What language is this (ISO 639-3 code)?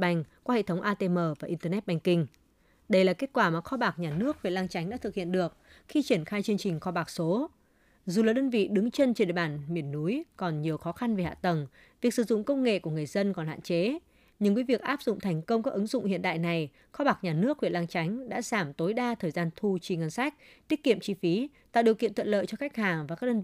vie